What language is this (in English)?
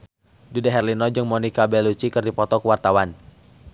Sundanese